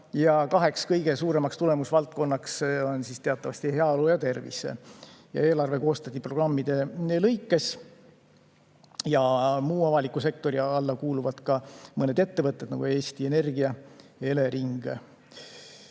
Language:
Estonian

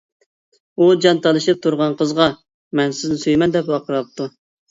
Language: Uyghur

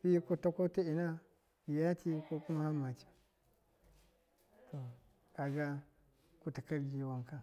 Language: Miya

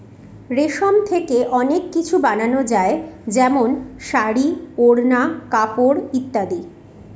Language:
Bangla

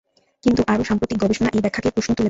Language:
Bangla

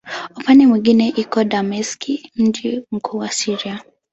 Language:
Swahili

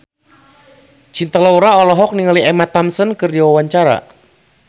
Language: Sundanese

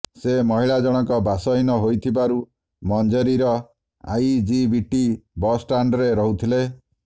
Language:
Odia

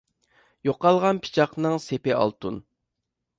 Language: Uyghur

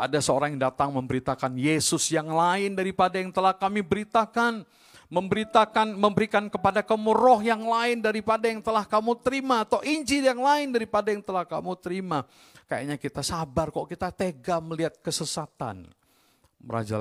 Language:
Indonesian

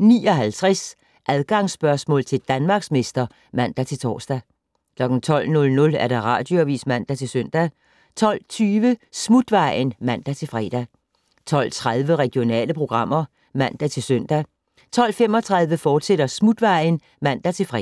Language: Danish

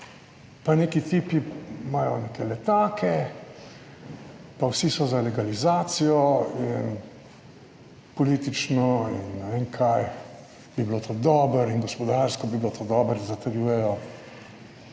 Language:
Slovenian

